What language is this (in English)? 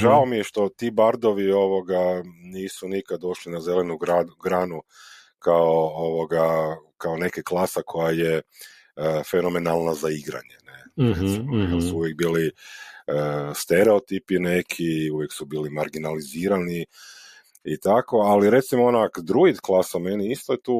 Croatian